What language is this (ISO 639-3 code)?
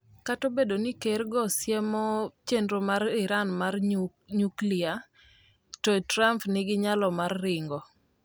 luo